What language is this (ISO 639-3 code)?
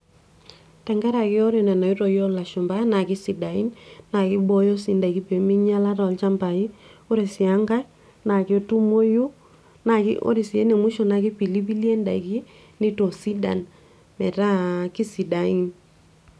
mas